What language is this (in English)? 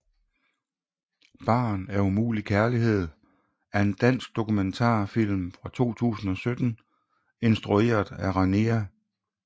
Danish